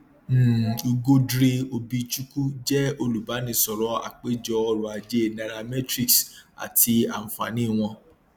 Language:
Yoruba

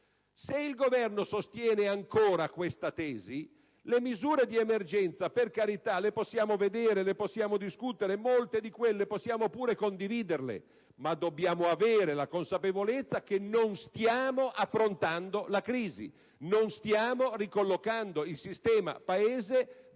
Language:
Italian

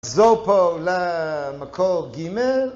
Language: Hebrew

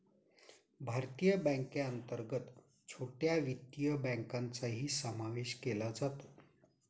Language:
Marathi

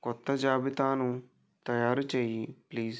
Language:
Telugu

